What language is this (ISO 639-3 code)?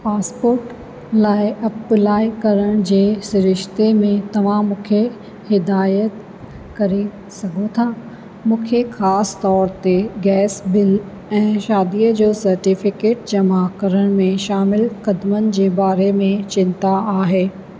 snd